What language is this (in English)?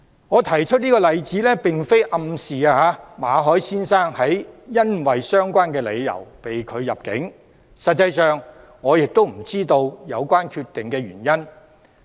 Cantonese